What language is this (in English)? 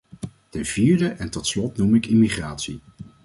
Dutch